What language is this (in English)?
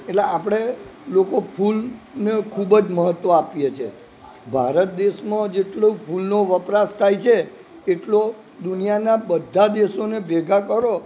Gujarati